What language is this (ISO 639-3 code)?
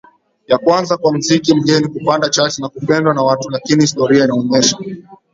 swa